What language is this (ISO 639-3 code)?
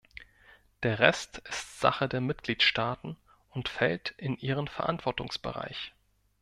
deu